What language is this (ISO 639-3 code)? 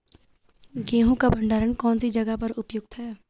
hin